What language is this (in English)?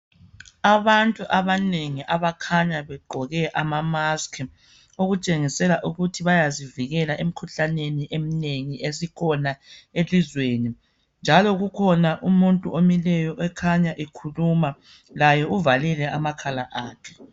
North Ndebele